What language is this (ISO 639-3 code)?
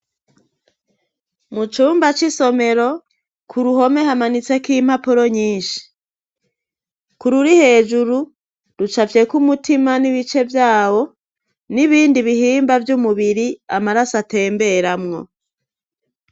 run